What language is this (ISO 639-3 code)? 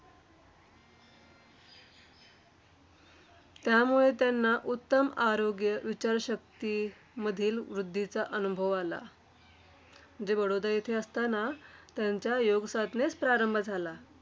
mar